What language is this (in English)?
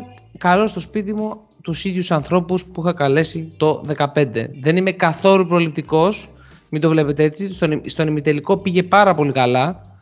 Greek